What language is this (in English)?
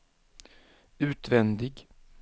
Swedish